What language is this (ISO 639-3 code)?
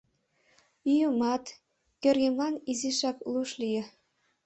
chm